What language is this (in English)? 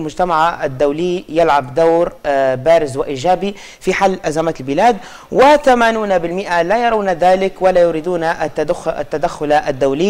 Arabic